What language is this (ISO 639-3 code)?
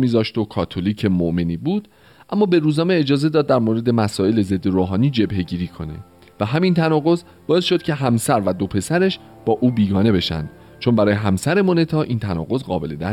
fas